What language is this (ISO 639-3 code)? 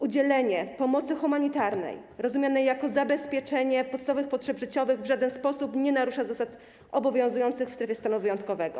pol